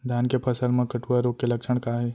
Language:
Chhattisgarhi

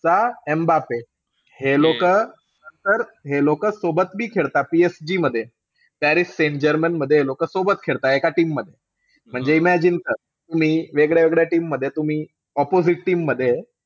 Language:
Marathi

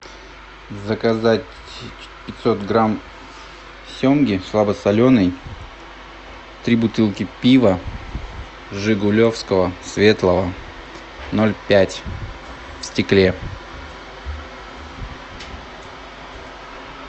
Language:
Russian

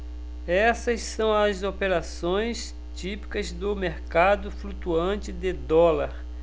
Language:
Portuguese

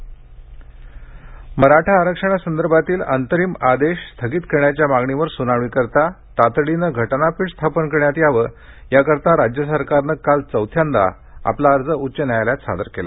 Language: Marathi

